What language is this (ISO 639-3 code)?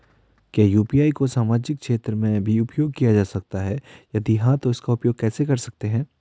hin